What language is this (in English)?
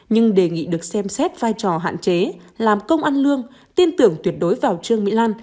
Vietnamese